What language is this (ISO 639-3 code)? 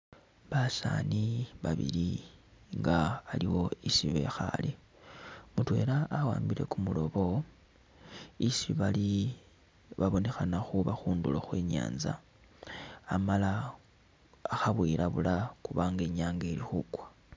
myx